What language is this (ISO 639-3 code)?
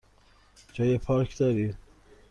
fas